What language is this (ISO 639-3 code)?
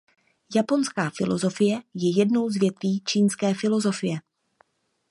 ces